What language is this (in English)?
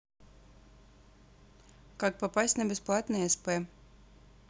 Russian